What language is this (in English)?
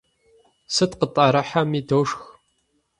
Kabardian